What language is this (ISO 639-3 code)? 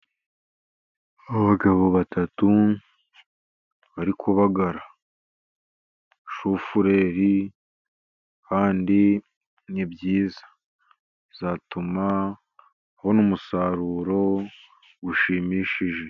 kin